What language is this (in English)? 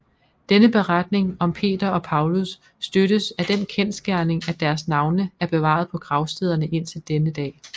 Danish